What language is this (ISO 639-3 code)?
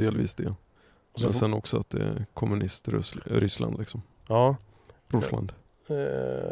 swe